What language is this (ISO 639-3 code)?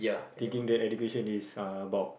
eng